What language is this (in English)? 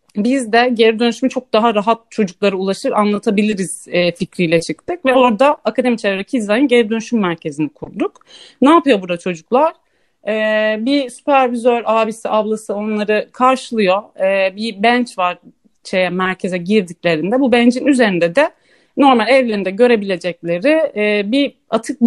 Turkish